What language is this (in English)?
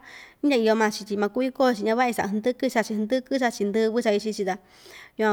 Ixtayutla Mixtec